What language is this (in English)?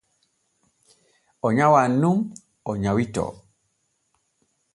Borgu Fulfulde